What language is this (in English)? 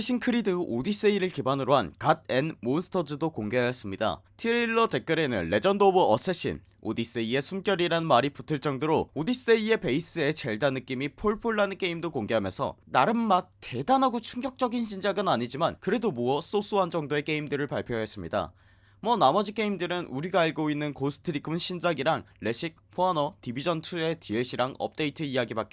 Korean